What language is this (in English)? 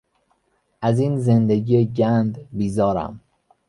Persian